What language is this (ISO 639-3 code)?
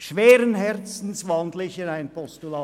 gsw